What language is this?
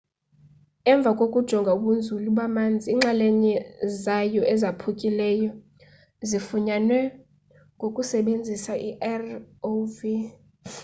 Xhosa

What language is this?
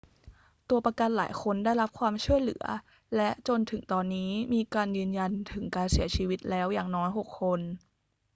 Thai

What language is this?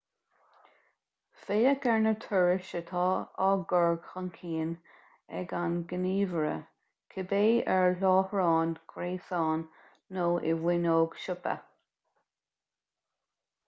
Irish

